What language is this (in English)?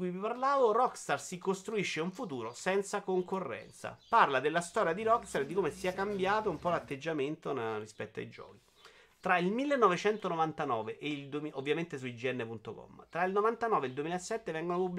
Italian